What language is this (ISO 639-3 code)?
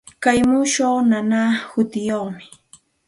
qxt